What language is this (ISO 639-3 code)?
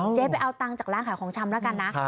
tha